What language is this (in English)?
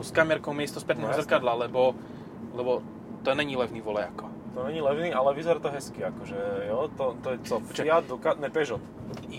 Slovak